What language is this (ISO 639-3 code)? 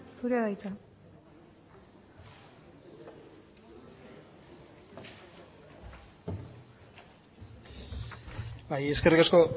eus